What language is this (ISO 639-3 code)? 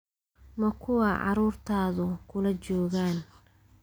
som